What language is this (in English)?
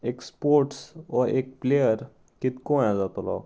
Konkani